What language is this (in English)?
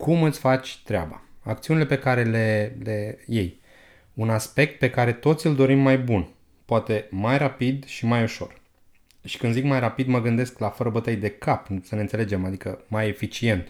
Romanian